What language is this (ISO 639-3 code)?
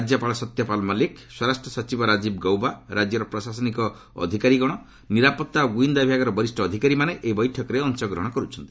ori